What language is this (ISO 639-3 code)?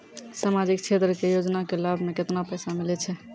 mai